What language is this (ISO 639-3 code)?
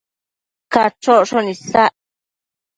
mcf